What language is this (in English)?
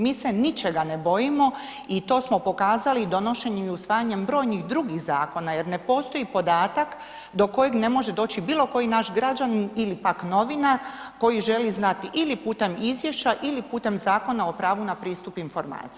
Croatian